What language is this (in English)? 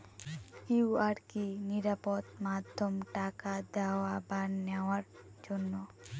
Bangla